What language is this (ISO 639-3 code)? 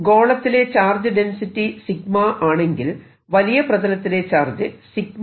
mal